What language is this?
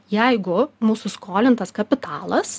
Lithuanian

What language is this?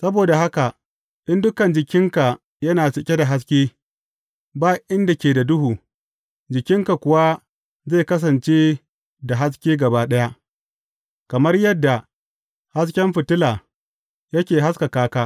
Hausa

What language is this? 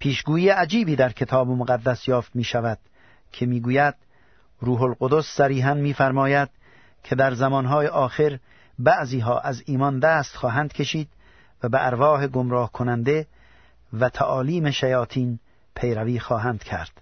Persian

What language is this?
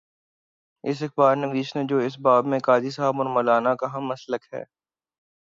Urdu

